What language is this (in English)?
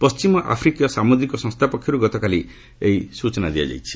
Odia